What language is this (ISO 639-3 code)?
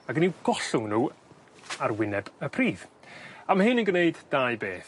cym